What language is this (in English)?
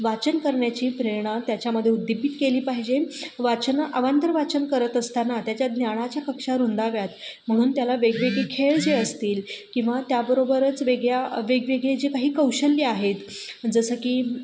Marathi